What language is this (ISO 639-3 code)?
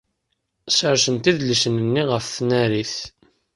kab